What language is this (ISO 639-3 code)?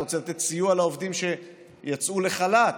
heb